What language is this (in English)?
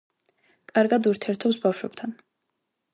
Georgian